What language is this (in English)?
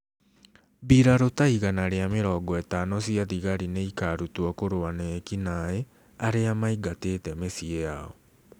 Kikuyu